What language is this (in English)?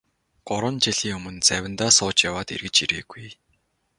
Mongolian